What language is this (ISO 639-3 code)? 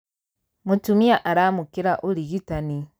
kik